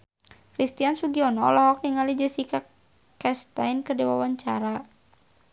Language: Sundanese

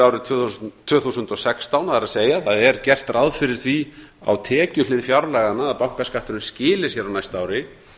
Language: Icelandic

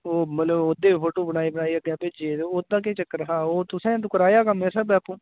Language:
Dogri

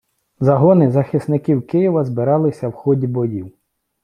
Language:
Ukrainian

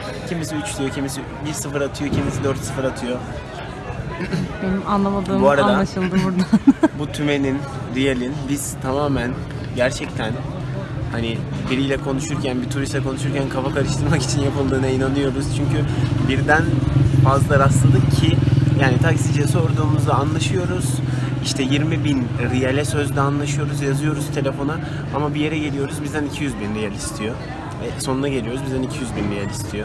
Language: Turkish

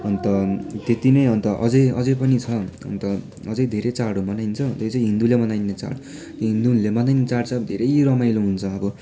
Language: Nepali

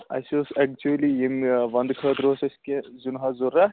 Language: Kashmiri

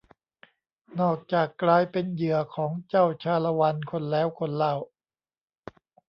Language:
Thai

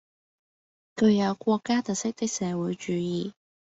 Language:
Cantonese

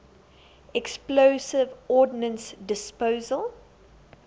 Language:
English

